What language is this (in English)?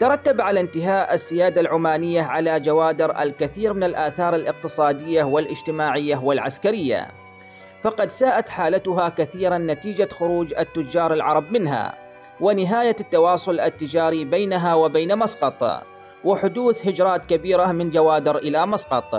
Arabic